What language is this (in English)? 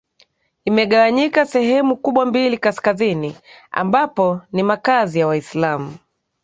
Swahili